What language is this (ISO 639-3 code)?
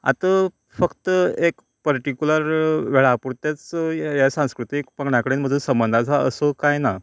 kok